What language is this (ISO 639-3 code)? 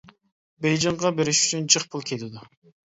uig